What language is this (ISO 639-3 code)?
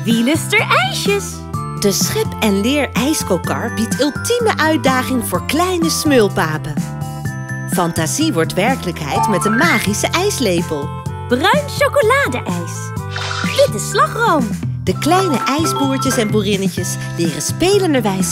nld